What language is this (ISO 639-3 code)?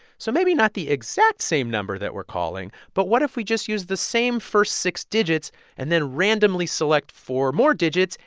eng